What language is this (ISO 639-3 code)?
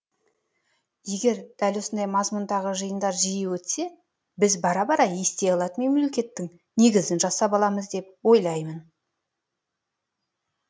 kaz